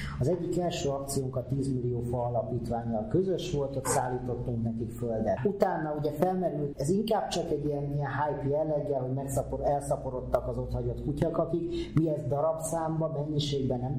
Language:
Hungarian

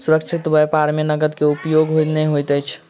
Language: Maithili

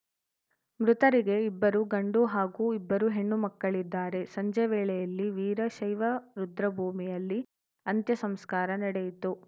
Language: Kannada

